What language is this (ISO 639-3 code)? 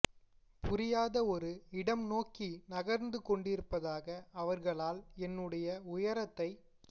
tam